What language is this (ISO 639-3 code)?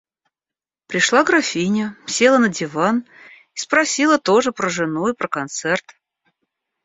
rus